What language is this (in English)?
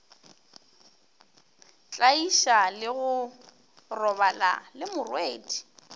Northern Sotho